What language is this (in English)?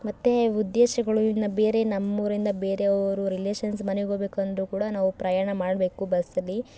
Kannada